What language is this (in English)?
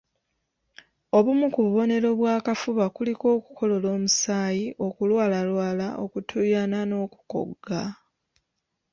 Ganda